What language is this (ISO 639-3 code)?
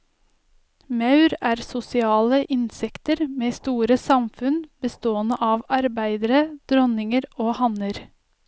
nor